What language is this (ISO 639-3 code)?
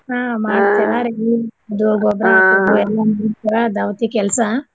kan